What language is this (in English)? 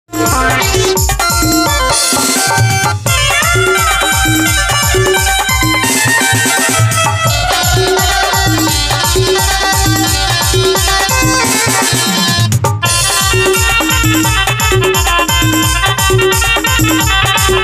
Indonesian